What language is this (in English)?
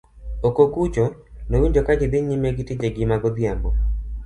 Luo (Kenya and Tanzania)